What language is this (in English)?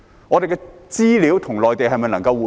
Cantonese